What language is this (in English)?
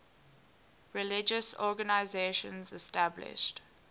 English